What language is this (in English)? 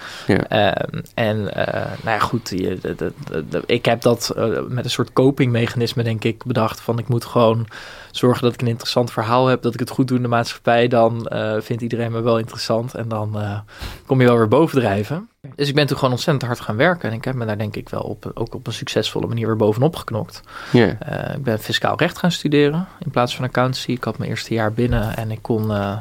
Dutch